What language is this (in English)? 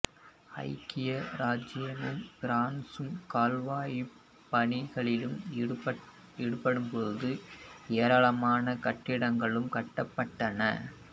Tamil